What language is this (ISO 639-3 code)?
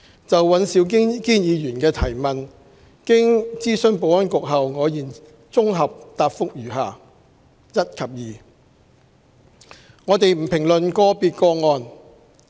yue